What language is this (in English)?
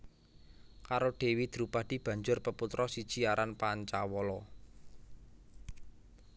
Javanese